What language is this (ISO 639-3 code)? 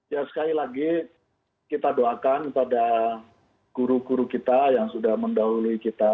ind